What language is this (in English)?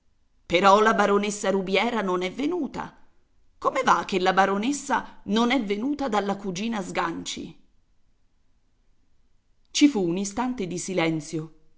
Italian